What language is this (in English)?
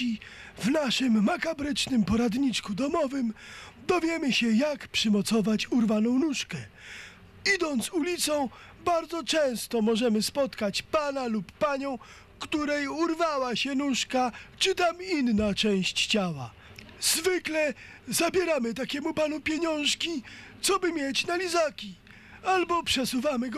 Polish